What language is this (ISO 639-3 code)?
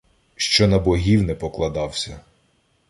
ukr